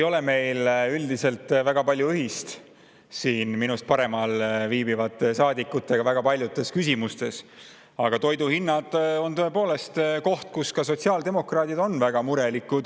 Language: Estonian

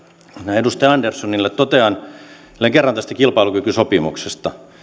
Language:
Finnish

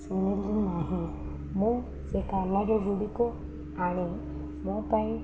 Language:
Odia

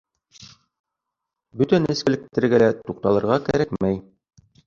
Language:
Bashkir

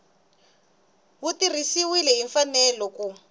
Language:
Tsonga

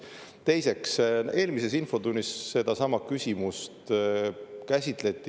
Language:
Estonian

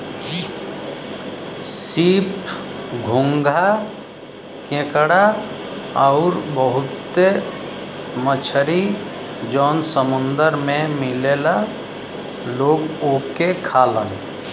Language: Bhojpuri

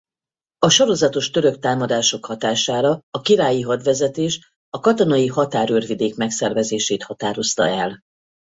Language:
Hungarian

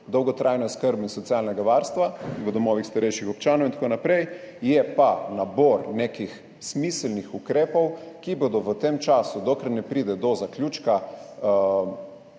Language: Slovenian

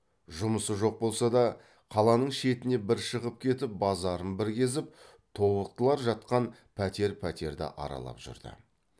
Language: Kazakh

